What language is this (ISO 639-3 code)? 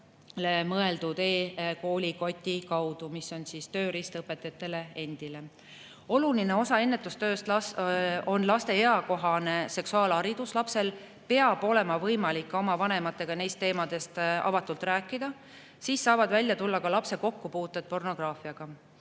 est